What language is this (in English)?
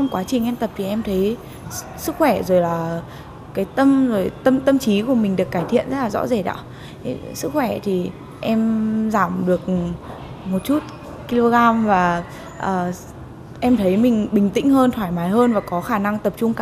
Vietnamese